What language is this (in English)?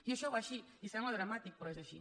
Catalan